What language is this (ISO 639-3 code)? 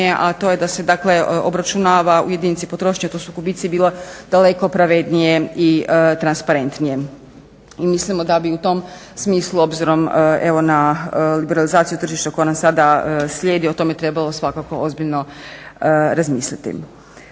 hrv